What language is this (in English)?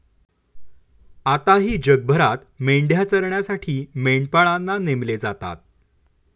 Marathi